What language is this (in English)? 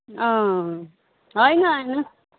Nepali